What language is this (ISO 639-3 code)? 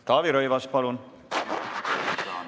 est